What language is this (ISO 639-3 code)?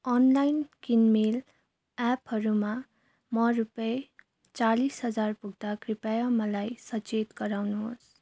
nep